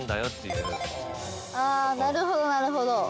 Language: Japanese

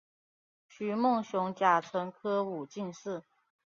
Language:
Chinese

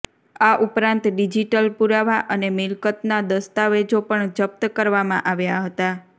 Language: Gujarati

